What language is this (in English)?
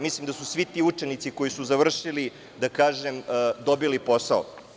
Serbian